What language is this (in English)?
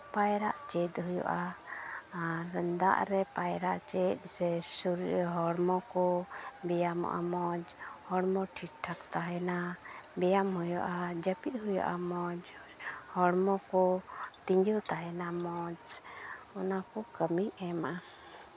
Santali